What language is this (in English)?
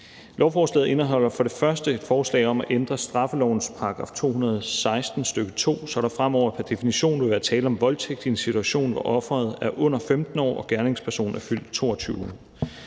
Danish